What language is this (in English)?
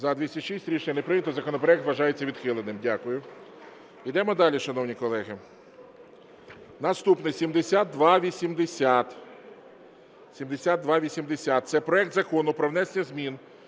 Ukrainian